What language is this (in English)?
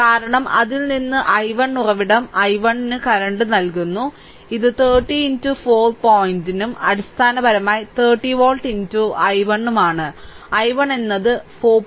Malayalam